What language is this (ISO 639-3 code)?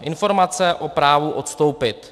ces